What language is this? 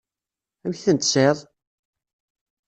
Kabyle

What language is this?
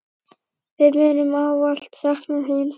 Icelandic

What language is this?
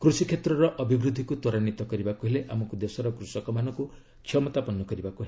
Odia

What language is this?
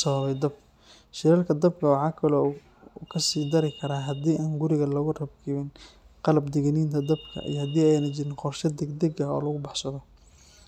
Somali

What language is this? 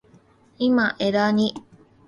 Japanese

